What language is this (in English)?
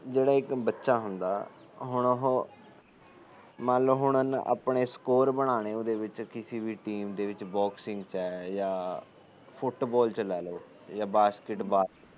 Punjabi